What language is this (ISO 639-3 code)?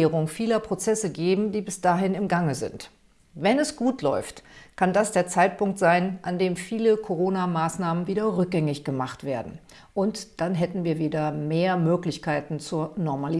deu